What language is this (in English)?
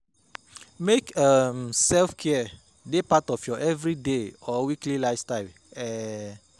Nigerian Pidgin